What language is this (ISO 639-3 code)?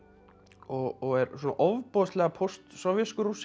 isl